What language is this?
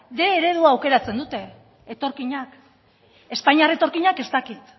Basque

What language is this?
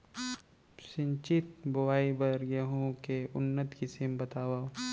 Chhattisgarhi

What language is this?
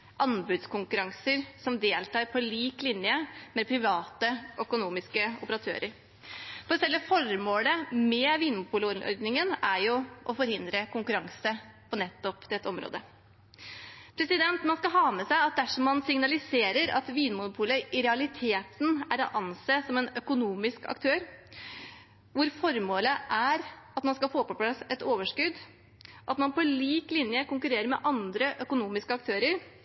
Norwegian Bokmål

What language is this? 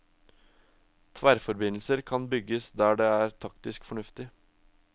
Norwegian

